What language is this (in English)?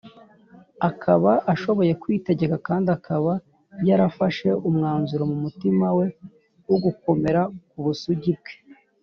Kinyarwanda